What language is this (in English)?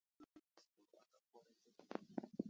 Wuzlam